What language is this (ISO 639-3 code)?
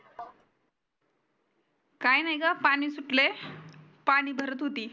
mar